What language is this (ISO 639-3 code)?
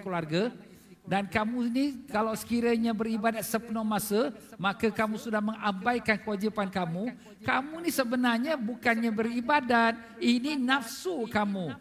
msa